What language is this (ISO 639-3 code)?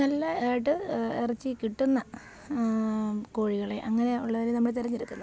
mal